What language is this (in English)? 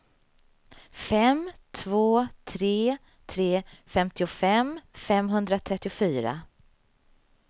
Swedish